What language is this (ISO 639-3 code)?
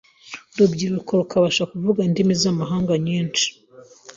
kin